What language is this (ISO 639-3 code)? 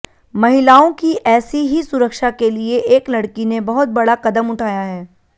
hin